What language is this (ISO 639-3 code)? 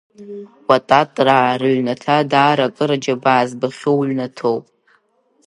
abk